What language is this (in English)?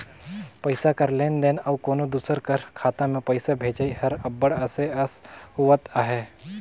Chhattisgarhi